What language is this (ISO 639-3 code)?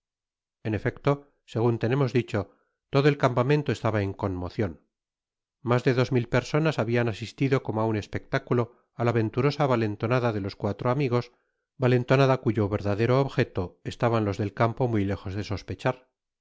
spa